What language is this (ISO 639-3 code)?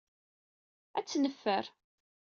kab